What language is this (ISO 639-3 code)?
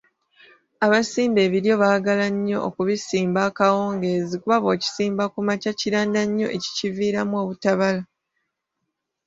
lug